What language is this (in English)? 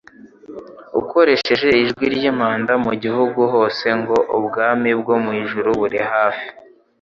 Kinyarwanda